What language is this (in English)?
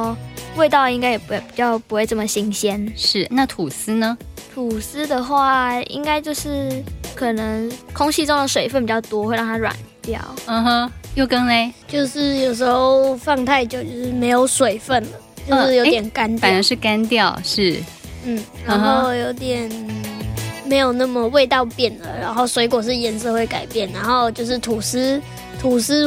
Chinese